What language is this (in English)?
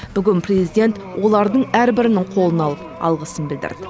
Kazakh